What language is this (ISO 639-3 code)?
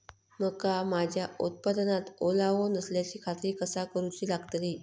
mar